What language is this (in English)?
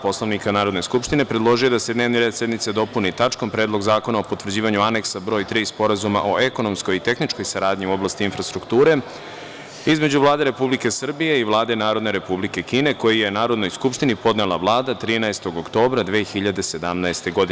Serbian